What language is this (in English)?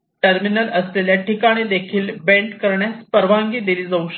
Marathi